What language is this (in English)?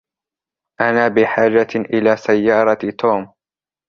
Arabic